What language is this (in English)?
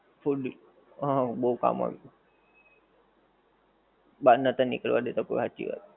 Gujarati